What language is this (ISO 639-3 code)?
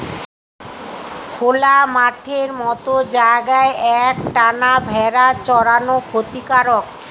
ben